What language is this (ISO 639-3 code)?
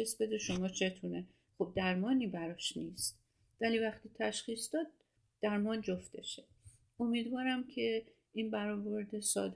fas